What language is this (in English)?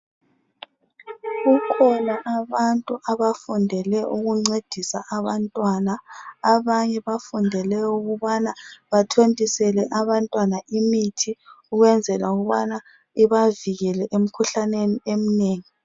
North Ndebele